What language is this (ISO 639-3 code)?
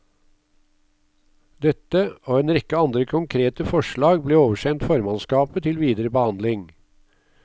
nor